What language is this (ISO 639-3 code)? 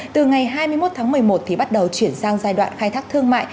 vie